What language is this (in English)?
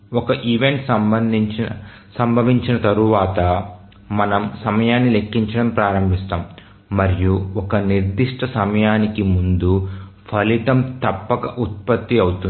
Telugu